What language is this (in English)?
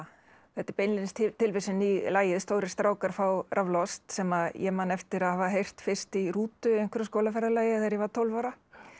Icelandic